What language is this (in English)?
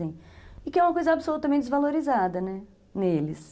Portuguese